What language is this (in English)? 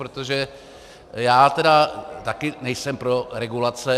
Czech